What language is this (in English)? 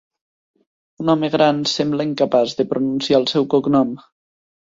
Catalan